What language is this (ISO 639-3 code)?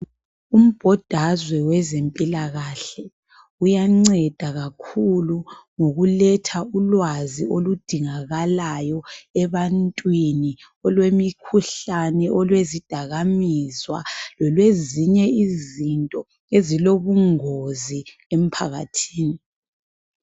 nde